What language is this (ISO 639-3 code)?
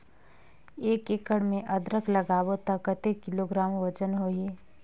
hne